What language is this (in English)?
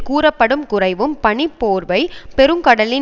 Tamil